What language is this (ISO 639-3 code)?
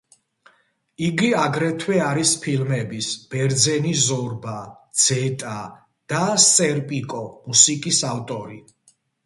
kat